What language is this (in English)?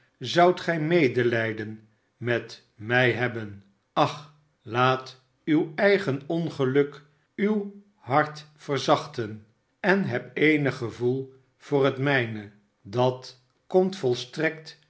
Dutch